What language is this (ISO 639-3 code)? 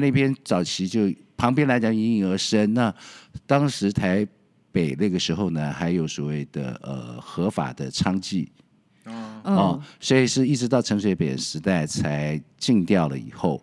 zho